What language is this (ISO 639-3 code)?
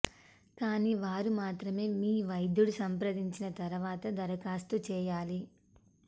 tel